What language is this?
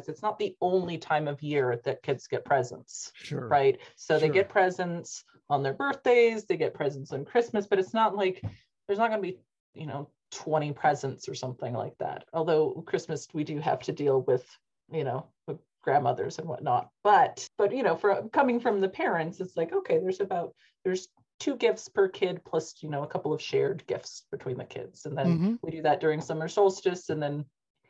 English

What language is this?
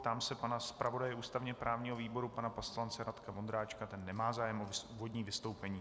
Czech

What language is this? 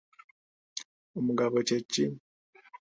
Ganda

